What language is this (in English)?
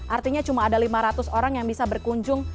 Indonesian